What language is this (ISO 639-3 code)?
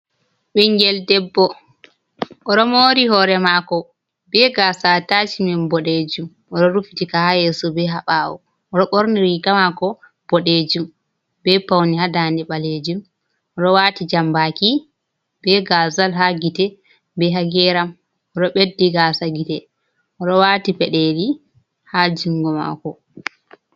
ful